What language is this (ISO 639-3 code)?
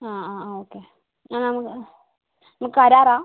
mal